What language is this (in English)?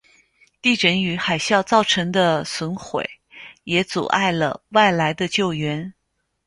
Chinese